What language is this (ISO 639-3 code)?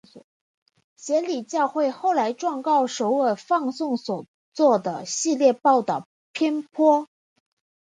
zho